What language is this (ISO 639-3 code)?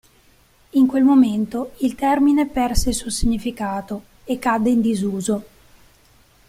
ita